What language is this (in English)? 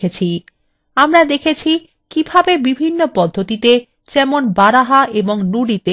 Bangla